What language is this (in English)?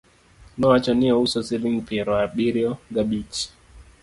Luo (Kenya and Tanzania)